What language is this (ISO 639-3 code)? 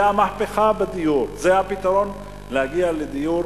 heb